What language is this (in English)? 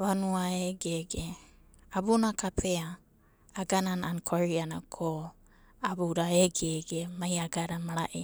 Abadi